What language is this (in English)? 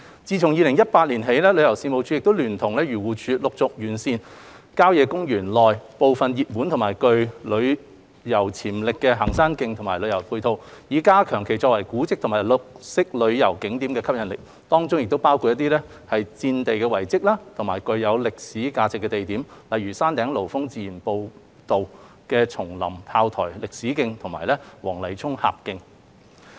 Cantonese